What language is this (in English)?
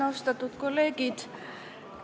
Estonian